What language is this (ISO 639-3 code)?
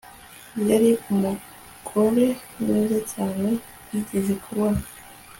kin